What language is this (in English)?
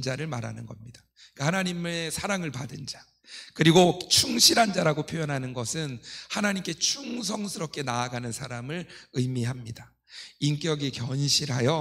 Korean